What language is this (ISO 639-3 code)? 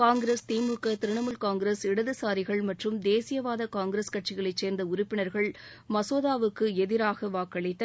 tam